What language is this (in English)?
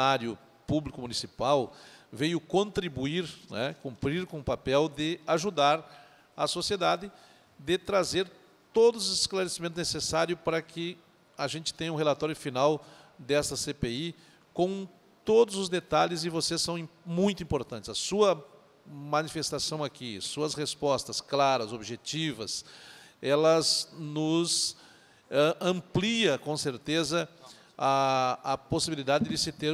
Portuguese